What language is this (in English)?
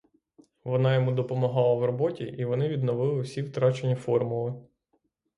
Ukrainian